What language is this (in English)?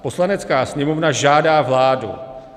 Czech